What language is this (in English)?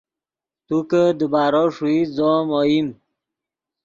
Yidgha